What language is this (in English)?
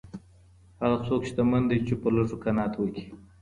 Pashto